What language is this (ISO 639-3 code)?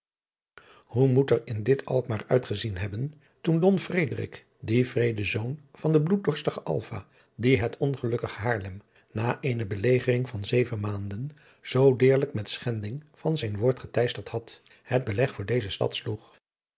nld